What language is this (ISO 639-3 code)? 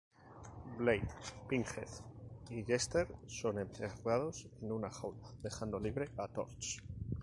spa